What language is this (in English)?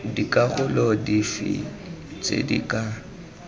Tswana